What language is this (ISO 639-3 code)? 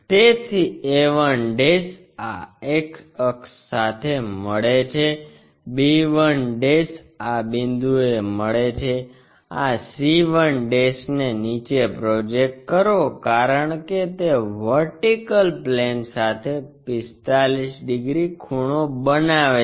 guj